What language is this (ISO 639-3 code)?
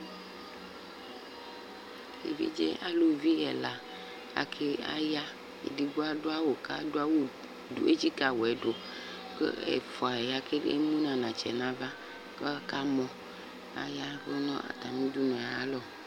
kpo